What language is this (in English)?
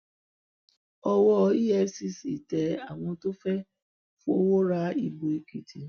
Yoruba